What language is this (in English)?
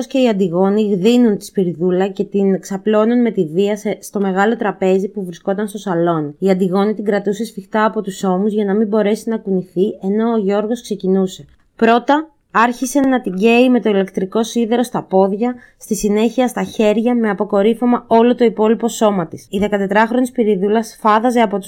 Greek